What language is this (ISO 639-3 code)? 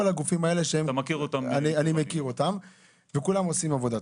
heb